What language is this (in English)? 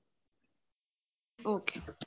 Punjabi